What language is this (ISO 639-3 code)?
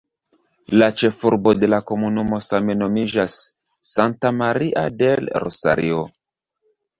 epo